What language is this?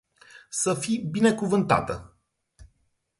Romanian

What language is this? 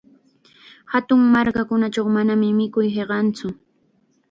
Chiquián Ancash Quechua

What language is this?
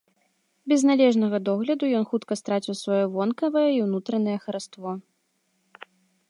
Belarusian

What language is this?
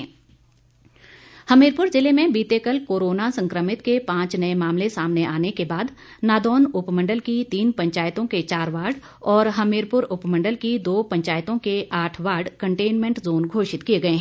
Hindi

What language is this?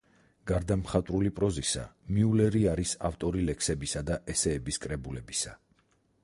Georgian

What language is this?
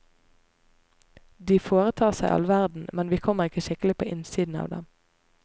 Norwegian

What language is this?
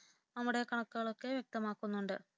Malayalam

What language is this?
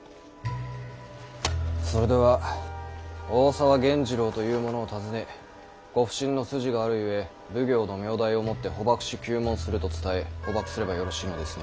Japanese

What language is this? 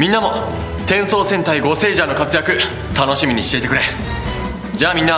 Japanese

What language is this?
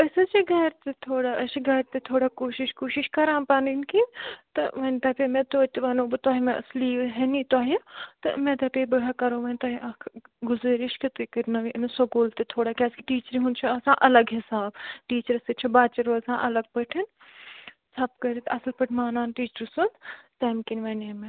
Kashmiri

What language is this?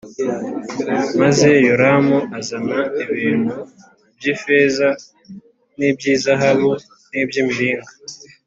Kinyarwanda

